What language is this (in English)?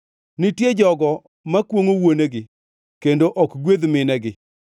Luo (Kenya and Tanzania)